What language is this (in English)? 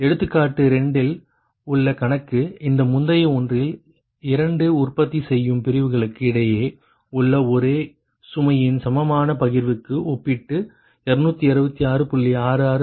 Tamil